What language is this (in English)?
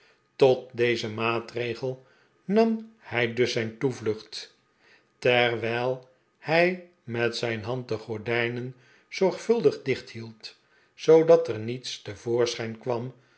Dutch